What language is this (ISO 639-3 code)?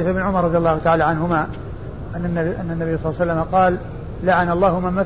ara